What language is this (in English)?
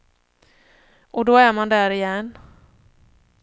Swedish